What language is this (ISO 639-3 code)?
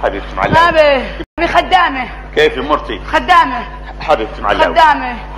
ara